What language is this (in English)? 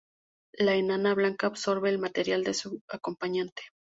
Spanish